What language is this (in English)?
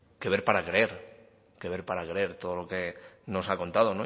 Spanish